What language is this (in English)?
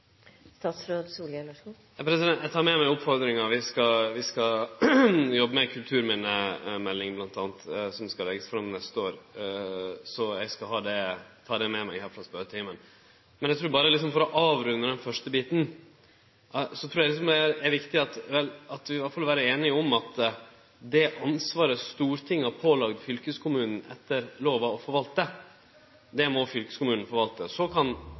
Norwegian